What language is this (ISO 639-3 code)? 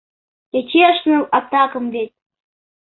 chm